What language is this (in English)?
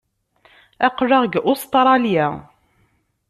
Kabyle